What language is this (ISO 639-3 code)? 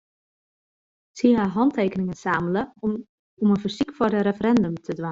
fry